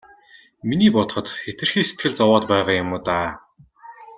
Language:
Mongolian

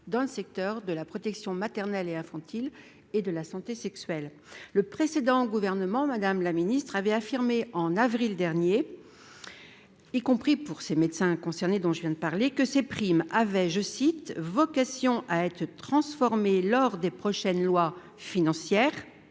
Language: French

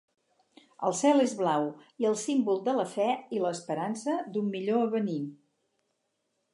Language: Catalan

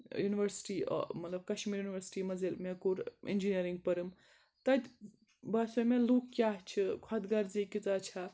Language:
Kashmiri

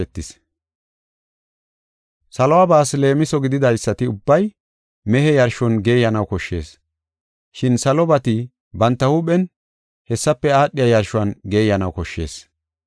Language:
Gofa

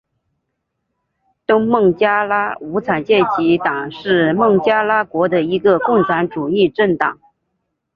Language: Chinese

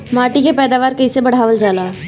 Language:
Bhojpuri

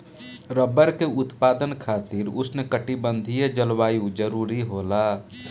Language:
Bhojpuri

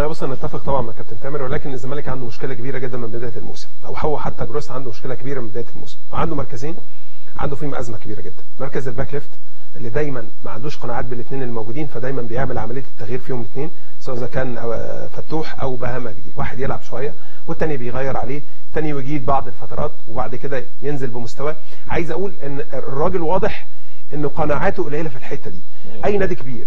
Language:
Arabic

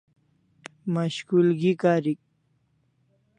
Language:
Kalasha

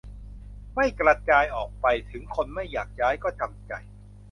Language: Thai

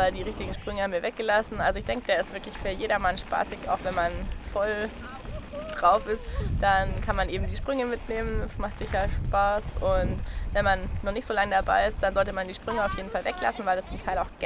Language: German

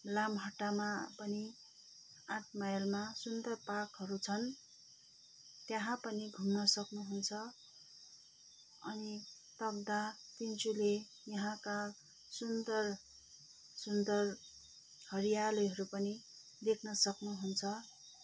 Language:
Nepali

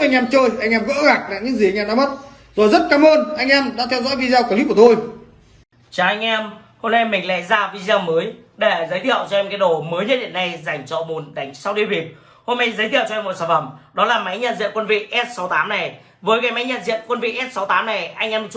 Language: Vietnamese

